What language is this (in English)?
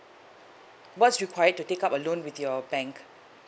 English